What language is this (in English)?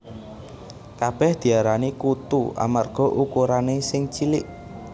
Javanese